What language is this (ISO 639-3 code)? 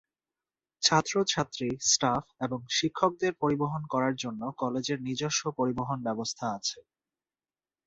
ben